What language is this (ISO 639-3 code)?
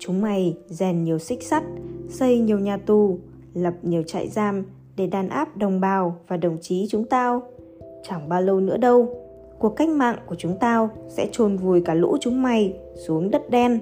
vie